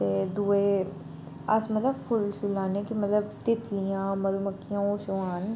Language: Dogri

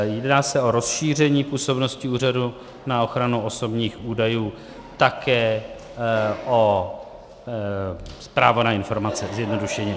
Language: Czech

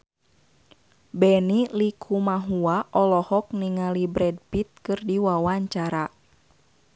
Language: Sundanese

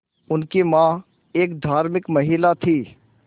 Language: Hindi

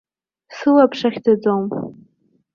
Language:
Abkhazian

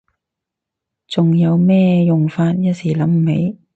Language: Cantonese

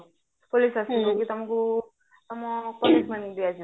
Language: Odia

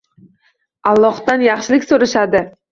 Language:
Uzbek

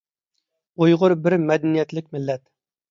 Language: Uyghur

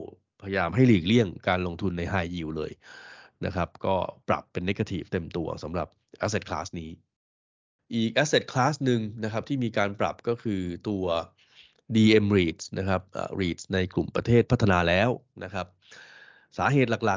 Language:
Thai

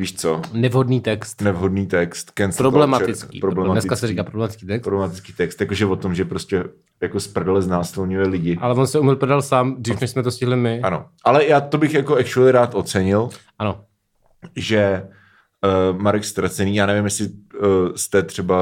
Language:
Czech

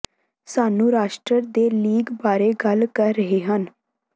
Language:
Punjabi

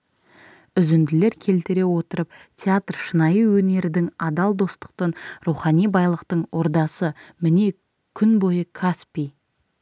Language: Kazakh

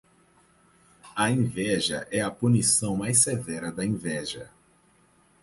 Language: Portuguese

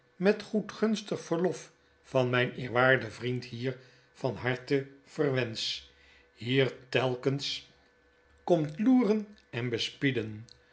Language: Dutch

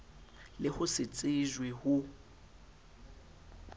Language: Southern Sotho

